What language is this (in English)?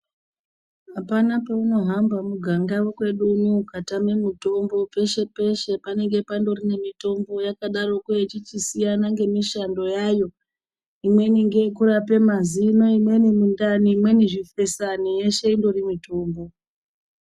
Ndau